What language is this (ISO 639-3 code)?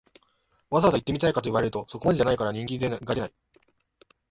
jpn